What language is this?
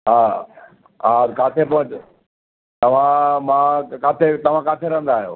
Sindhi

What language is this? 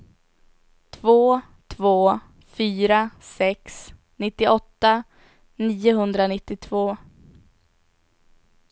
Swedish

